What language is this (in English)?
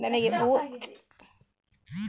Kannada